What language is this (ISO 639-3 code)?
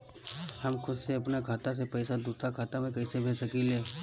bho